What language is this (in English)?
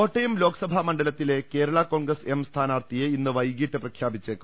Malayalam